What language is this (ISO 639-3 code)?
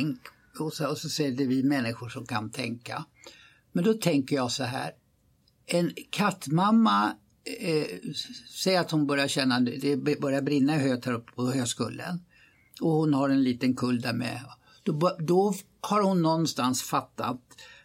swe